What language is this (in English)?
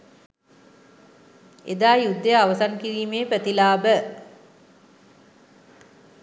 Sinhala